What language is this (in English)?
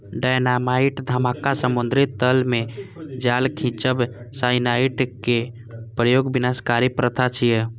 Maithili